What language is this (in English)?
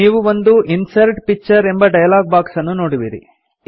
Kannada